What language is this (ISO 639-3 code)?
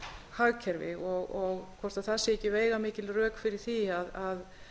isl